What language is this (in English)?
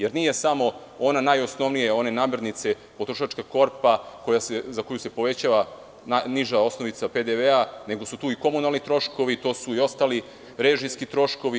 Serbian